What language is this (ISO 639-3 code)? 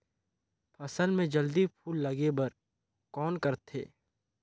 hne